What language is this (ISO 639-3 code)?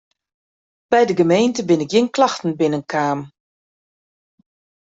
fry